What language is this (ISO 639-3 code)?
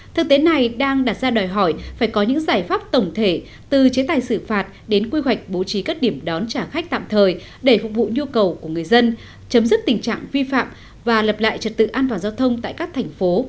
vie